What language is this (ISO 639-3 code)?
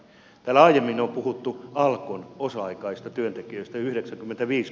fin